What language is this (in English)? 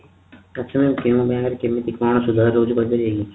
Odia